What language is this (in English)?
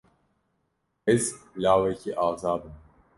Kurdish